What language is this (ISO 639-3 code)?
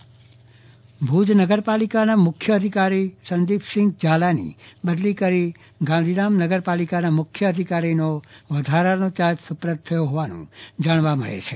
guj